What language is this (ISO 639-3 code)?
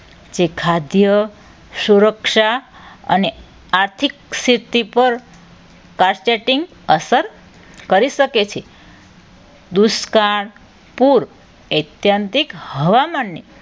guj